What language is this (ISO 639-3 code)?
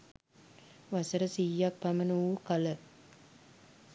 sin